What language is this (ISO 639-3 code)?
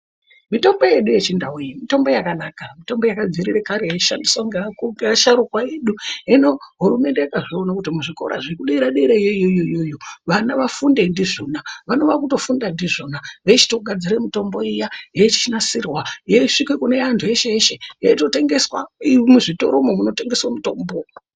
ndc